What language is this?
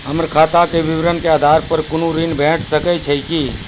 Maithili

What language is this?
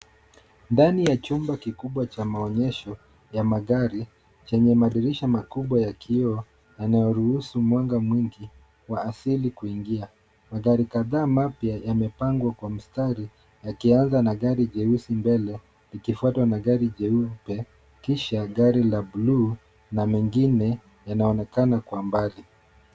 Swahili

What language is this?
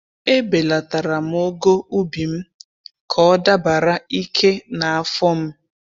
Igbo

